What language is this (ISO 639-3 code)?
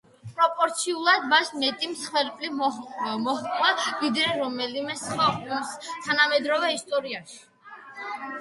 kat